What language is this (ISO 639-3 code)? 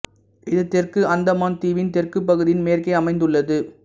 tam